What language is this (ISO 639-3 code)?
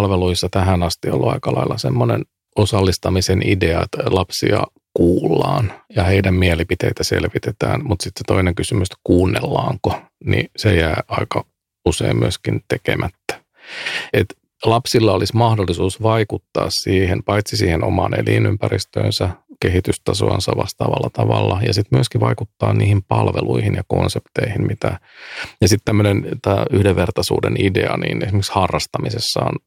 fin